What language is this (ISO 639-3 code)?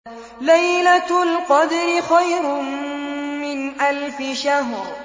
ara